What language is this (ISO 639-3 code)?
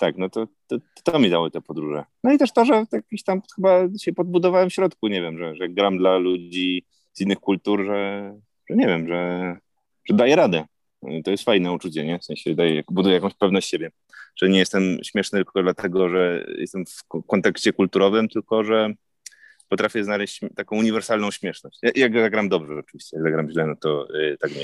pol